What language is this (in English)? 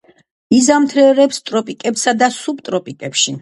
Georgian